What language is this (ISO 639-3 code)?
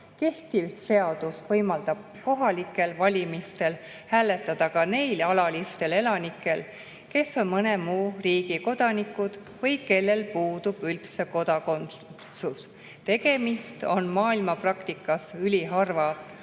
est